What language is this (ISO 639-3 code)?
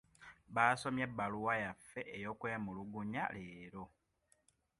lug